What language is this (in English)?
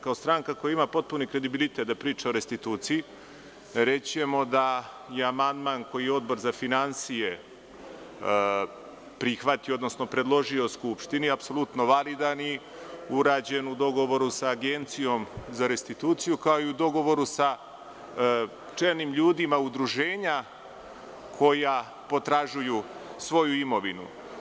Serbian